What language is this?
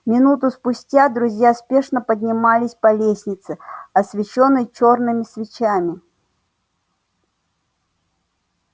Russian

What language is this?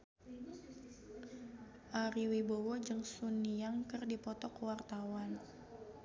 Sundanese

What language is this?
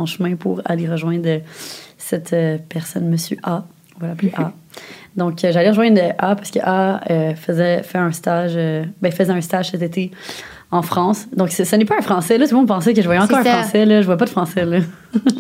French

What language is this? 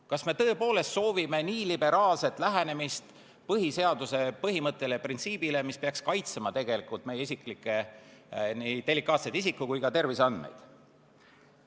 Estonian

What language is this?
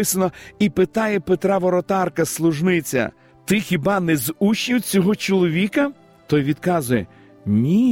Ukrainian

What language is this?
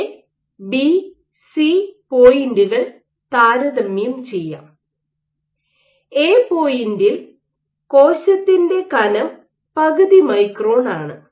Malayalam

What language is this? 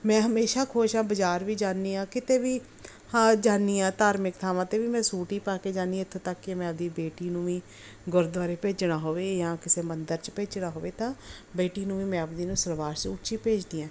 Punjabi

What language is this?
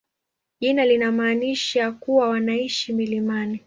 Swahili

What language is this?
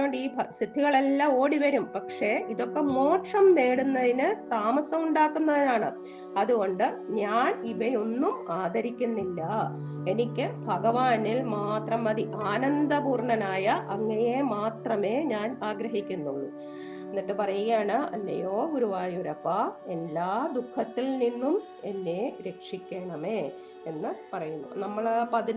Malayalam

